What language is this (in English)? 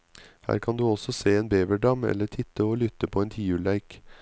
Norwegian